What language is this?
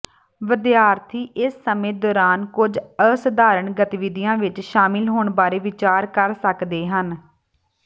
Punjabi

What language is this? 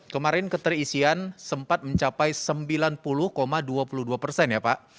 Indonesian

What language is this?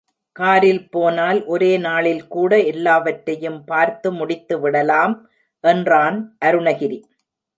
Tamil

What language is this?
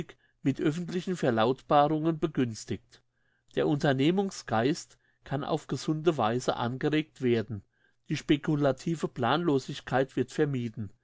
German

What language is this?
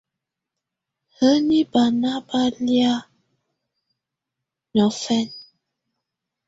Tunen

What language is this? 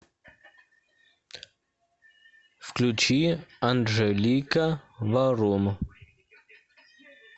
Russian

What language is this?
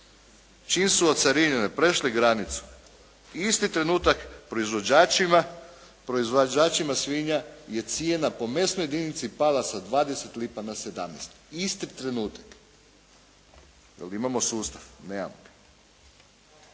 Croatian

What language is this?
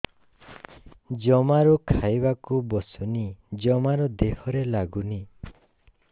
Odia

